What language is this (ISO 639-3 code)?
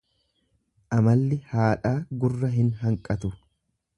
orm